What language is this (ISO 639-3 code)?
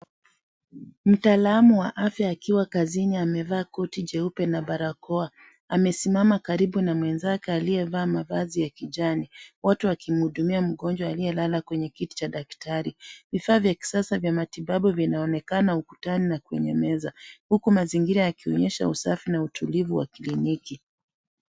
swa